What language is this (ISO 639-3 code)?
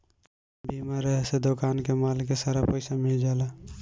bho